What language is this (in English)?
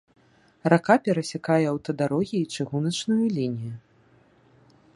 Belarusian